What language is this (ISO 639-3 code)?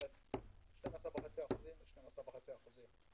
heb